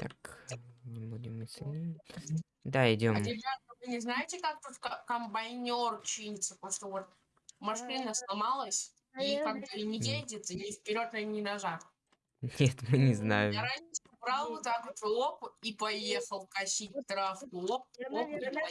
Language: Russian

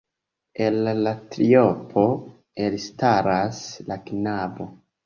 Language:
Esperanto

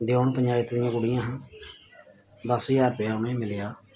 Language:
Dogri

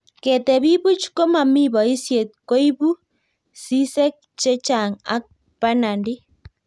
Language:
Kalenjin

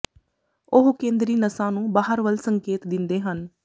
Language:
Punjabi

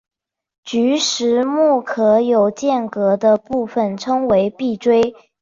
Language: Chinese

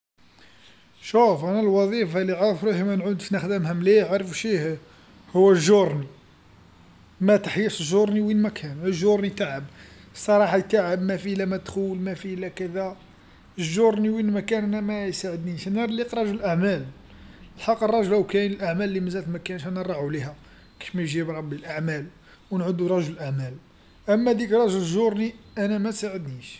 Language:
Algerian Arabic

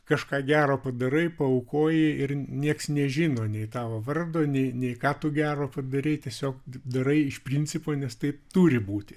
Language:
Lithuanian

